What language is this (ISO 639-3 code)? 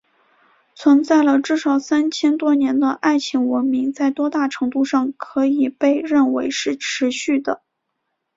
zho